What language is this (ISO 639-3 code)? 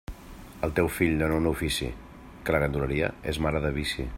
cat